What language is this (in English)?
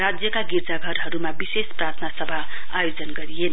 Nepali